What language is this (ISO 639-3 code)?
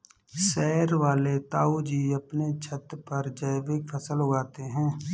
hin